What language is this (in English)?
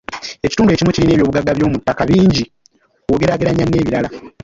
Ganda